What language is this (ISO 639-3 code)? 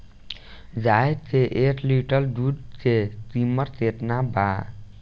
bho